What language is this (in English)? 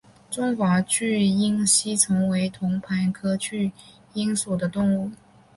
Chinese